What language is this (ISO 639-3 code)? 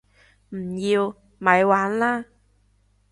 yue